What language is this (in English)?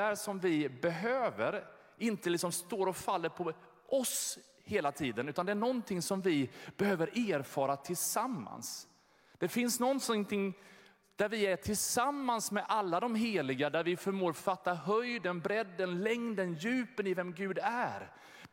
Swedish